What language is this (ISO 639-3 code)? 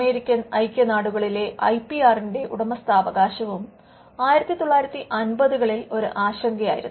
mal